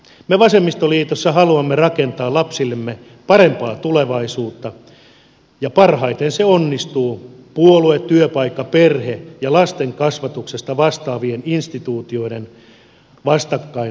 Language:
Finnish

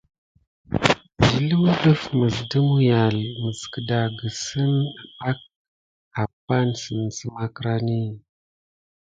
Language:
Gidar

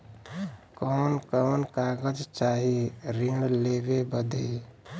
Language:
Bhojpuri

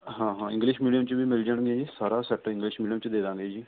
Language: Punjabi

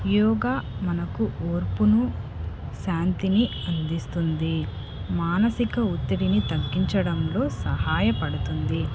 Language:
Telugu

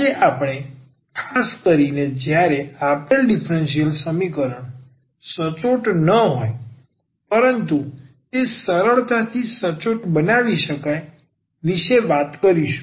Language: Gujarati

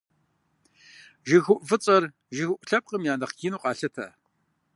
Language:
Kabardian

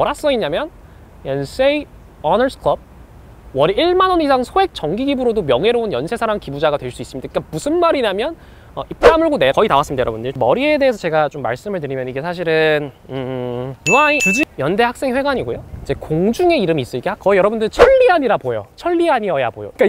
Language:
Korean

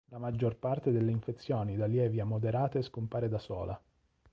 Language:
Italian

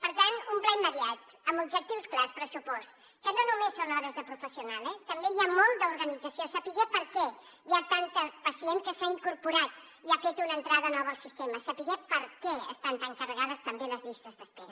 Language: Catalan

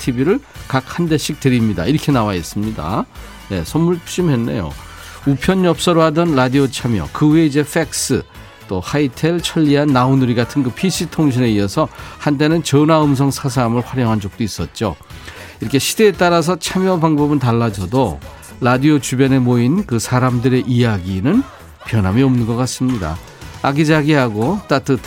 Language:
Korean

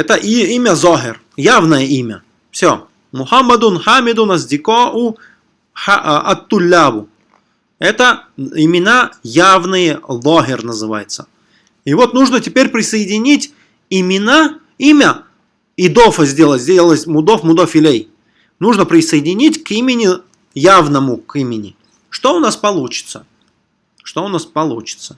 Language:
Russian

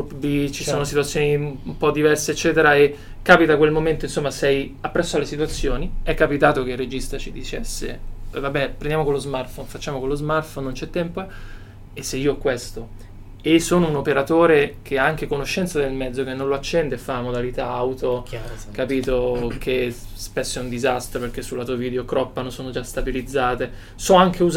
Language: Italian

